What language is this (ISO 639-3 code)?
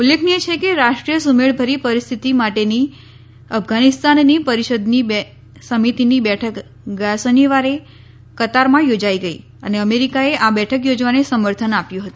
guj